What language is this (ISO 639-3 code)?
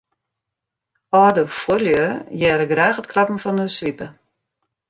fry